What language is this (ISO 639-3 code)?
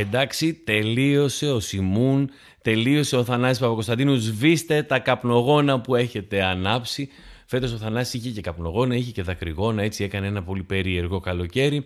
ell